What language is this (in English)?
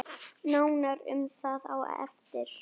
Icelandic